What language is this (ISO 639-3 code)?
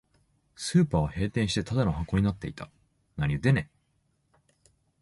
jpn